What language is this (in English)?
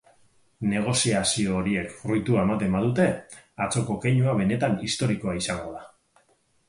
Basque